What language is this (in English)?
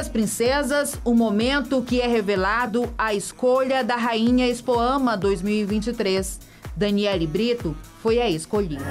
Portuguese